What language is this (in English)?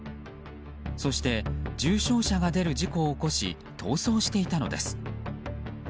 Japanese